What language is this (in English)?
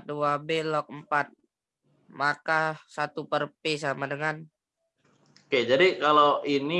Indonesian